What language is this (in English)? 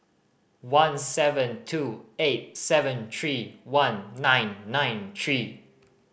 English